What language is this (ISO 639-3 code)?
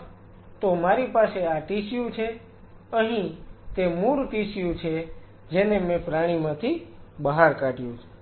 guj